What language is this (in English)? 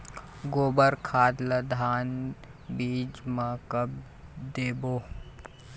Chhattisgarhi